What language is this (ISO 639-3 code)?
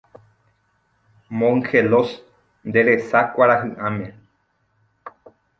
grn